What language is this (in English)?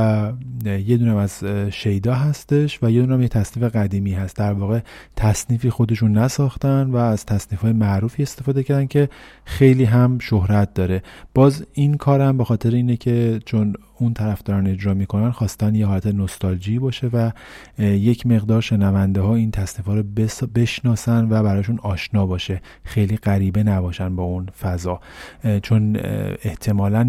Persian